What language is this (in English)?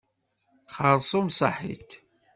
Kabyle